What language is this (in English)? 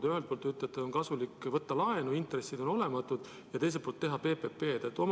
Estonian